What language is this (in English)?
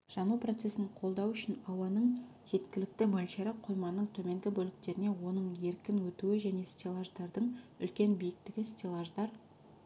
Kazakh